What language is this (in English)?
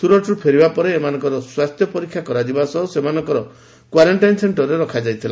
Odia